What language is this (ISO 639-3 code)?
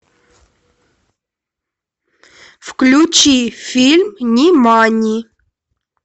rus